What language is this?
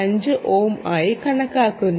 Malayalam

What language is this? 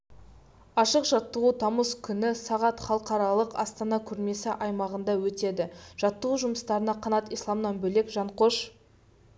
Kazakh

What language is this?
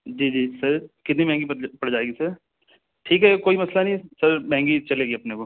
Urdu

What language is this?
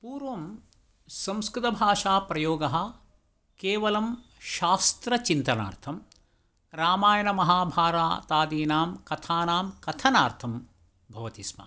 Sanskrit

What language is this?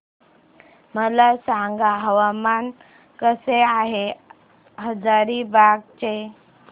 Marathi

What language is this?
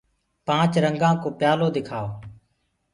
Gurgula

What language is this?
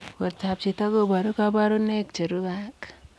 Kalenjin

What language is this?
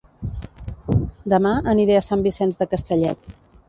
Catalan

